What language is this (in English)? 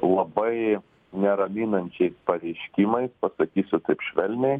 Lithuanian